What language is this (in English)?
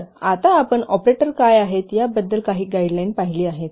Marathi